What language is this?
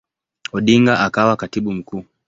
Swahili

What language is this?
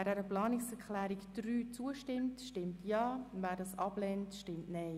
Swiss German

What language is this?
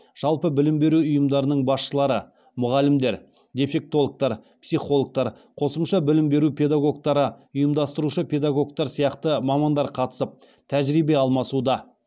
Kazakh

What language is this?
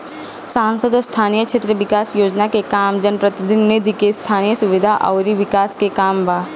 Bhojpuri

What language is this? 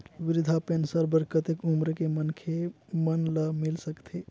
Chhattisgarhi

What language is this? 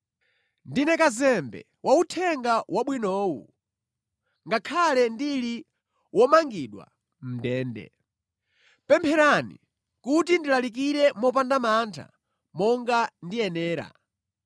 Nyanja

